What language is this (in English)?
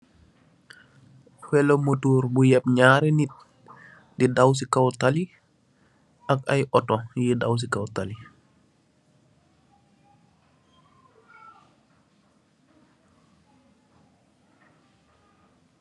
Wolof